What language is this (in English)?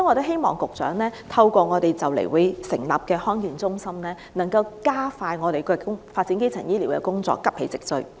Cantonese